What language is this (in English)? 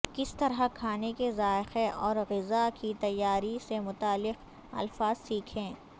Urdu